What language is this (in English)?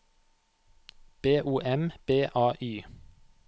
Norwegian